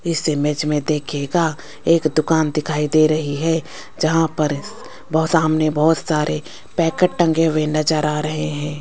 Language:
Hindi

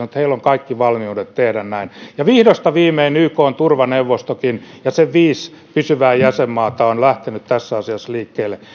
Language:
Finnish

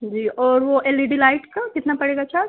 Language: Urdu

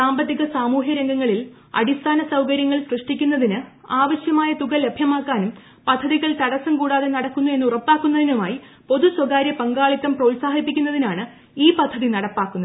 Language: Malayalam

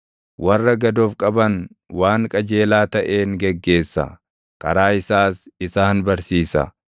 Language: Oromo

